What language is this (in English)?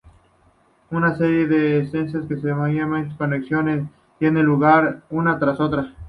Spanish